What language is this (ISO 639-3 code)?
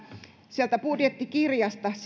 fin